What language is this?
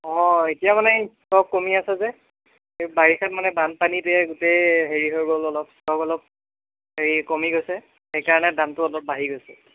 Assamese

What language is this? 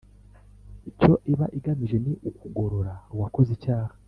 Kinyarwanda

